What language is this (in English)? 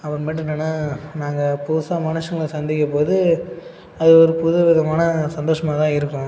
Tamil